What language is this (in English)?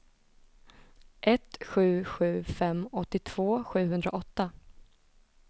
Swedish